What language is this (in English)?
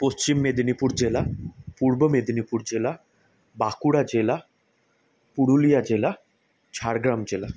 Bangla